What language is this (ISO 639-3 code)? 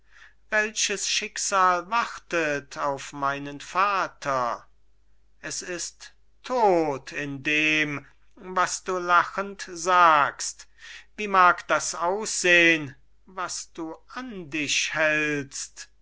deu